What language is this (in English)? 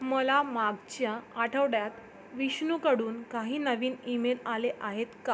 Marathi